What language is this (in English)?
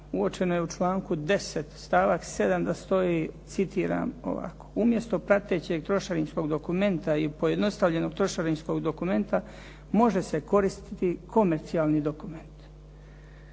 Croatian